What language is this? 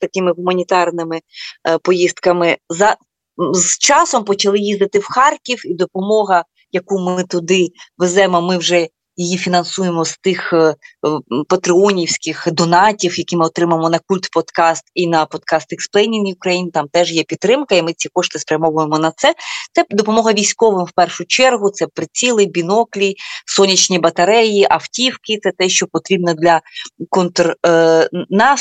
Ukrainian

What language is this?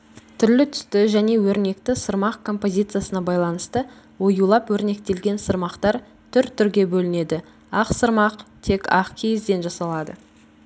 Kazakh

